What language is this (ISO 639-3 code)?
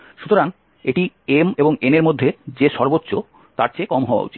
ben